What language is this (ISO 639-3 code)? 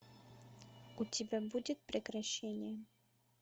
rus